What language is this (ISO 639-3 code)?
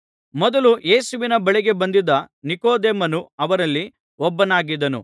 kan